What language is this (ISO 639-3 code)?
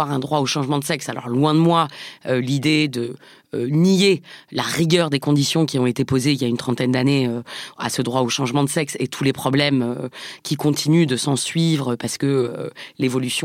fra